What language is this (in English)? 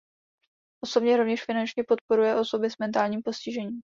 Czech